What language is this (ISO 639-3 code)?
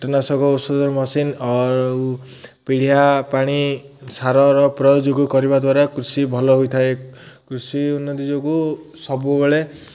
ori